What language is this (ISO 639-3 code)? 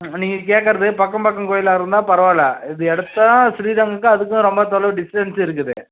tam